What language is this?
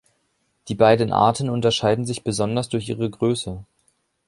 German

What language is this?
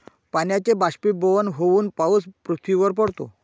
Marathi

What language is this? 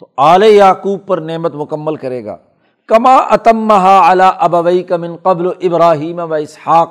Urdu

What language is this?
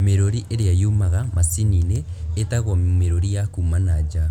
Kikuyu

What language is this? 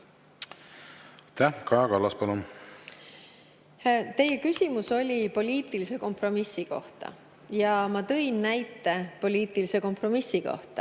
Estonian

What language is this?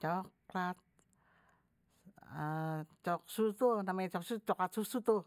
Betawi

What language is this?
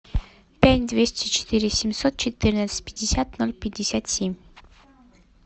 Russian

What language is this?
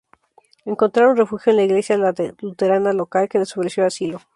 Spanish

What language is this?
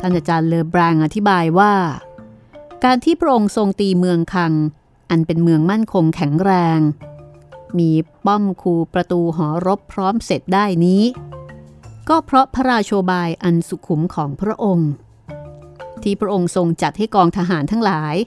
Thai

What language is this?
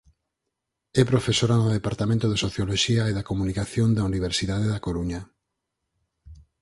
Galician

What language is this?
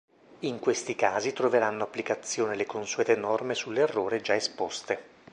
Italian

